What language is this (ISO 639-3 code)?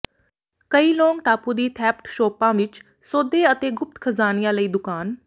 pan